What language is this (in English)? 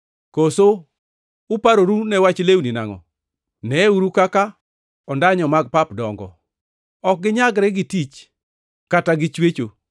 Luo (Kenya and Tanzania)